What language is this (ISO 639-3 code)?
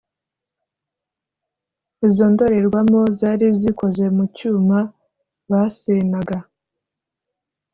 kin